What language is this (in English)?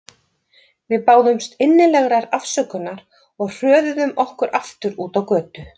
Icelandic